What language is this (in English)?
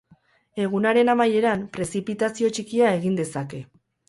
Basque